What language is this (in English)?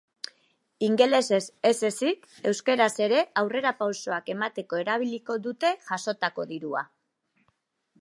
Basque